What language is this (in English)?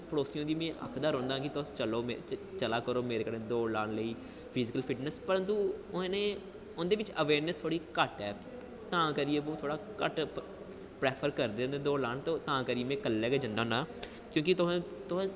Dogri